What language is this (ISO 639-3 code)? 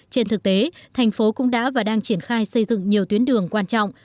vie